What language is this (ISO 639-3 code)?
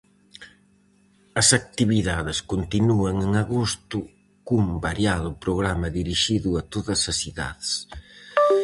glg